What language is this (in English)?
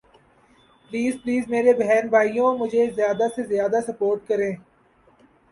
Urdu